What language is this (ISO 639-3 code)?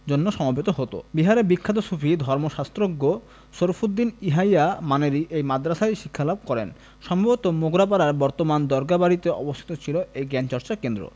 ben